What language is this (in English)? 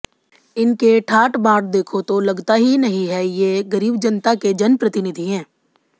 Hindi